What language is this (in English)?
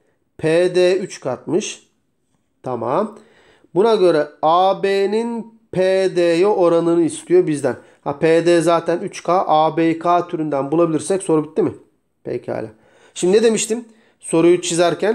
Turkish